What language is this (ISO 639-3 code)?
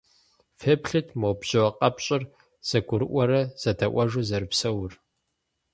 kbd